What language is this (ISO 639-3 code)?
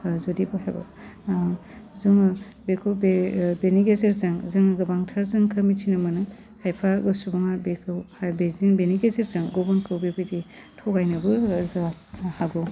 brx